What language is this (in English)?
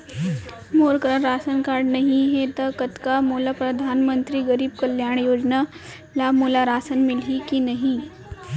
Chhattisgarhi